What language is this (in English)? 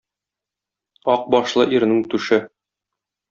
Tatar